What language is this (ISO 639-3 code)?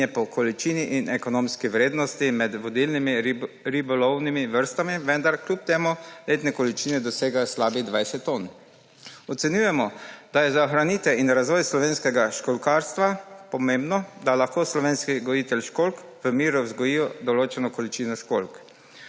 slv